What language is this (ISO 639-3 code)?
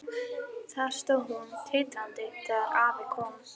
isl